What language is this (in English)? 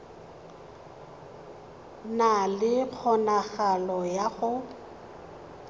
Tswana